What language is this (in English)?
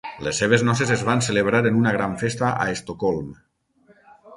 Catalan